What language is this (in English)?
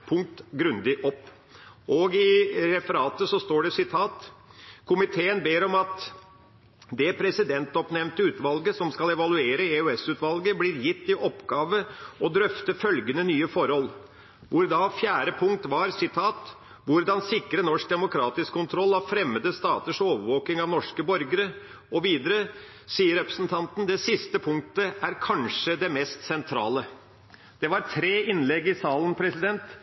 Norwegian Bokmål